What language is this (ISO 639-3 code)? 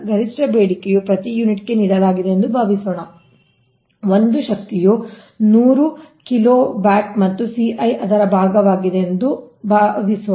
kan